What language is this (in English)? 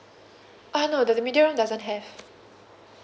English